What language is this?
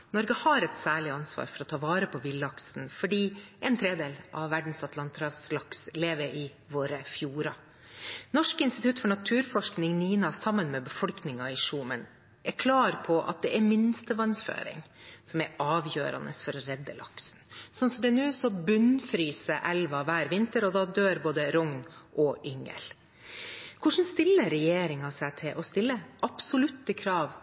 Norwegian Bokmål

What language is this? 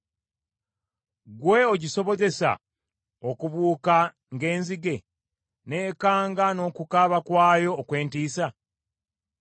Ganda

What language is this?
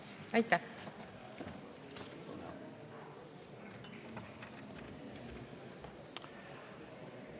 Estonian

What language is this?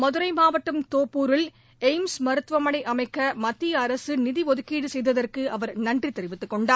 Tamil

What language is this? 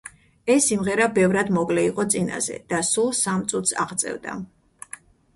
Georgian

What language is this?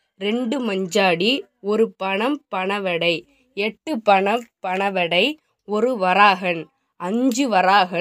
Tamil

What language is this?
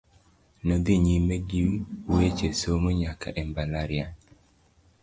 Luo (Kenya and Tanzania)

